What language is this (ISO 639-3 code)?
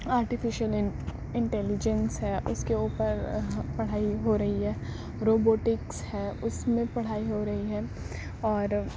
urd